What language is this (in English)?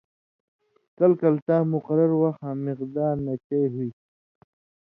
Indus Kohistani